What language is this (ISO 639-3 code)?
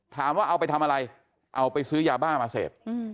tha